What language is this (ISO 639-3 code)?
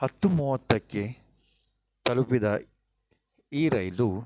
kan